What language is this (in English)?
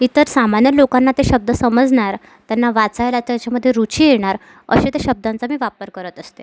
Marathi